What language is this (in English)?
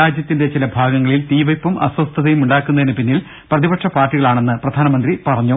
Malayalam